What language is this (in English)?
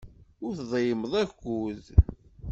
Kabyle